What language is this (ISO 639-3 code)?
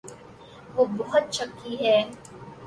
urd